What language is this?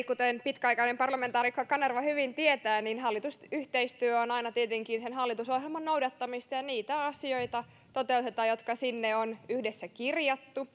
Finnish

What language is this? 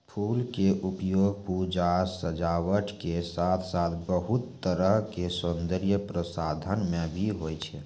Maithili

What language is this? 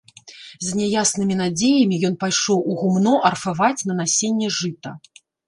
Belarusian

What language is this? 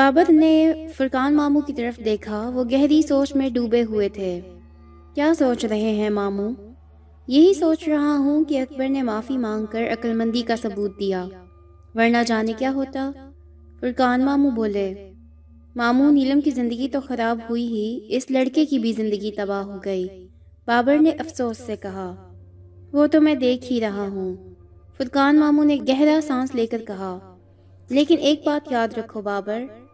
Urdu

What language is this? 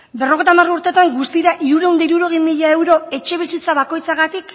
Basque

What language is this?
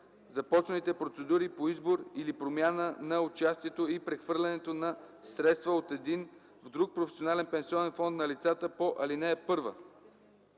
Bulgarian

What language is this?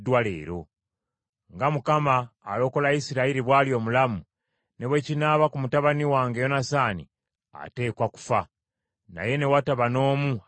Ganda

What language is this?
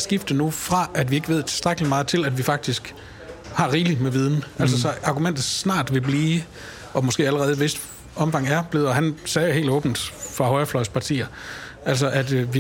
Danish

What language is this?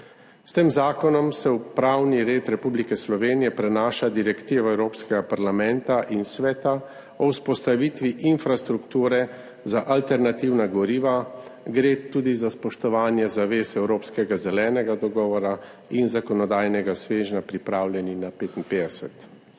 Slovenian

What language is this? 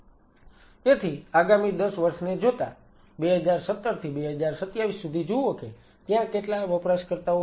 Gujarati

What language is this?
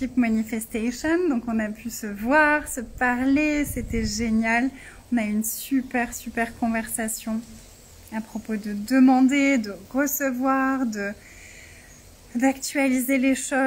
French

